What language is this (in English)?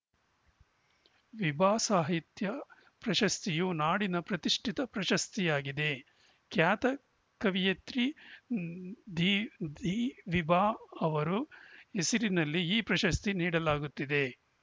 Kannada